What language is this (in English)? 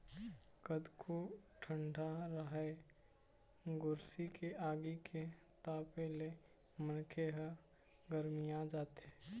Chhattisgarhi